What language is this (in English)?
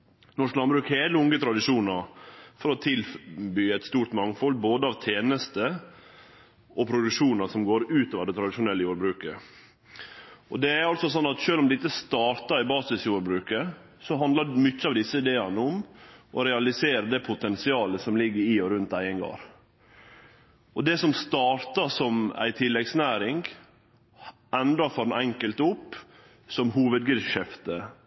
Norwegian Nynorsk